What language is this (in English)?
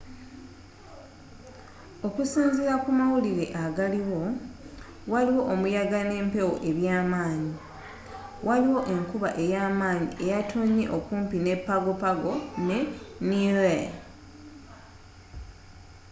Ganda